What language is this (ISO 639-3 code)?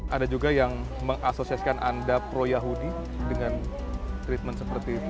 ind